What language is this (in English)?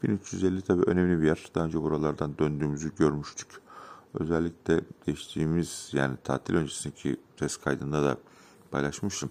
Turkish